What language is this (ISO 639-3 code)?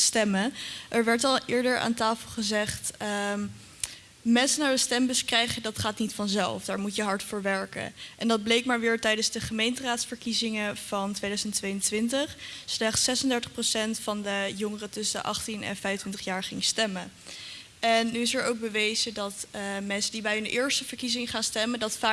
nld